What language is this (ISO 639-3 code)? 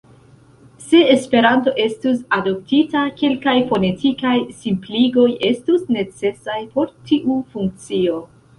epo